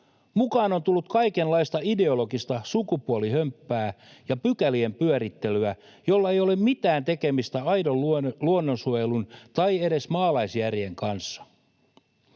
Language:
Finnish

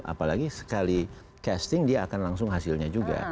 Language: Indonesian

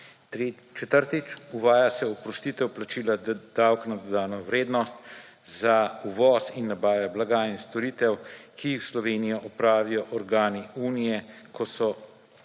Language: Slovenian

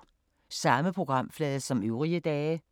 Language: Danish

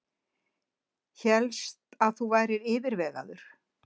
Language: Icelandic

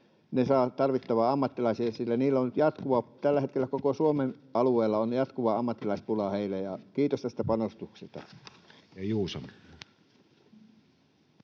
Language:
Finnish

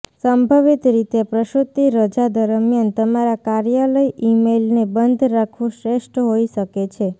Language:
Gujarati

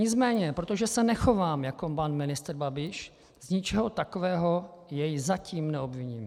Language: Czech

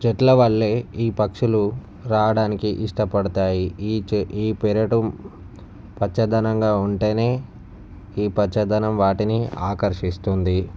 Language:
Telugu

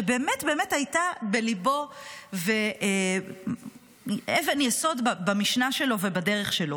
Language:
Hebrew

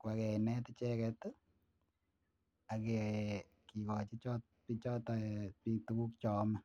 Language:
Kalenjin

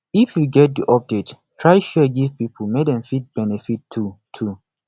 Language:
Nigerian Pidgin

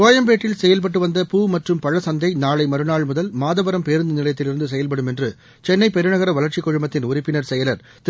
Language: Tamil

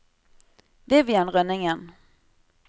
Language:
Norwegian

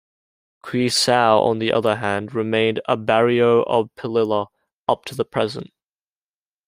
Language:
English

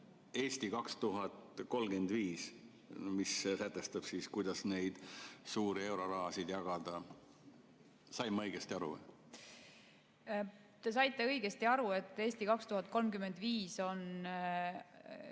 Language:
Estonian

